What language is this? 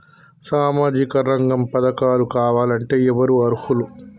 Telugu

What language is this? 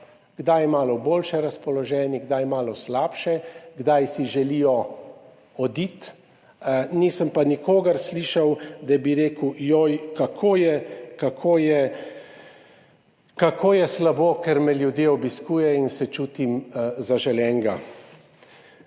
Slovenian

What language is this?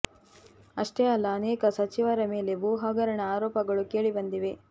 Kannada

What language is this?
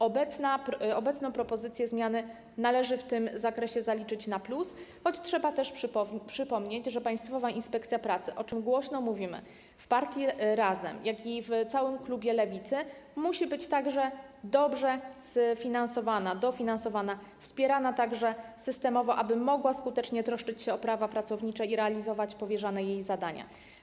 Polish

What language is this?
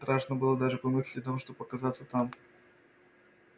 Russian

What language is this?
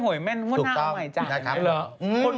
Thai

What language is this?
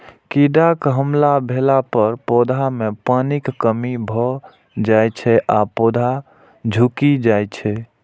Maithili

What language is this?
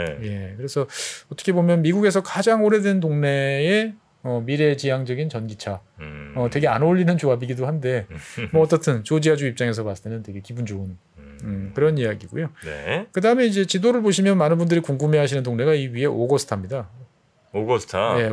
Korean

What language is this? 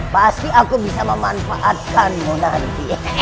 Indonesian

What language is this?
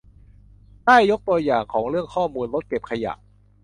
Thai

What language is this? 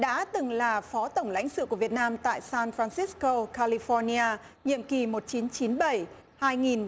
Vietnamese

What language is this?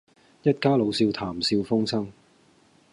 Cantonese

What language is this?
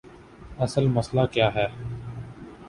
Urdu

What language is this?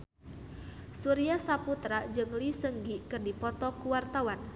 Sundanese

